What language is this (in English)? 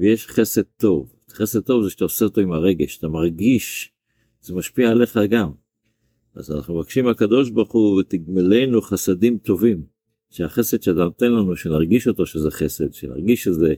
Hebrew